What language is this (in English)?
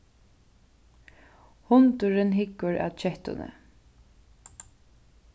Faroese